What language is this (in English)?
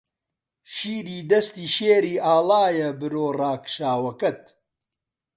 Central Kurdish